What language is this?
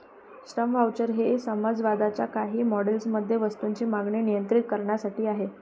Marathi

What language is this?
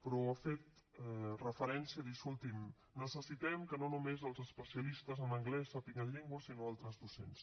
Catalan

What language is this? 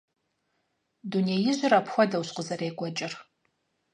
Kabardian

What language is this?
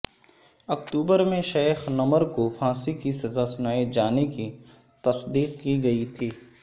Urdu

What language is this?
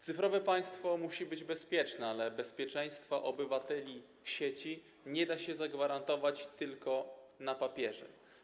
Polish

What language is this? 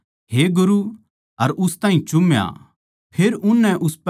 Haryanvi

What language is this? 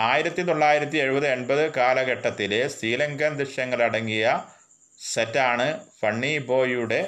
Malayalam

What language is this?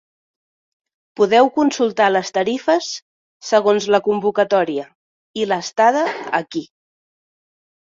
Catalan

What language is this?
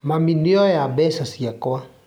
Kikuyu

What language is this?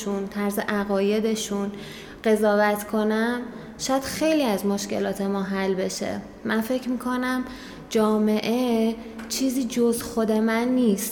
Persian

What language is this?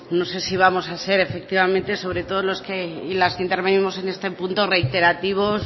Spanish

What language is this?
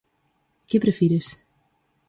Galician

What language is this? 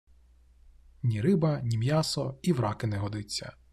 Ukrainian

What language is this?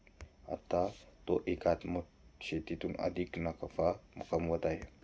Marathi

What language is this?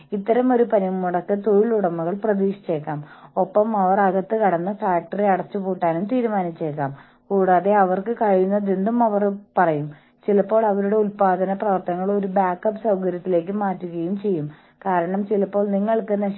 Malayalam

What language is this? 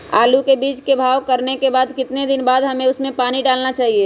Magahi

